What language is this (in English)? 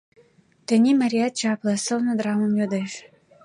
Mari